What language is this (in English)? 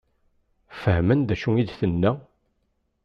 Kabyle